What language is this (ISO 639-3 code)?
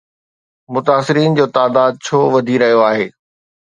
snd